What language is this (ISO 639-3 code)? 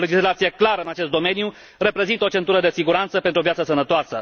ron